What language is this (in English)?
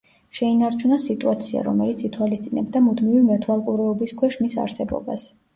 Georgian